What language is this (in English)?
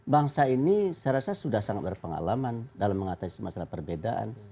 Indonesian